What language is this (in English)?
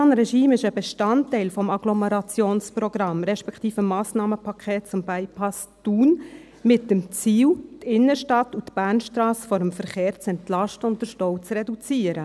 Swiss German